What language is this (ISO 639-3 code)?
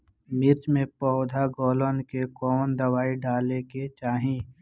bho